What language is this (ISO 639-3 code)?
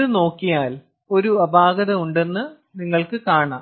mal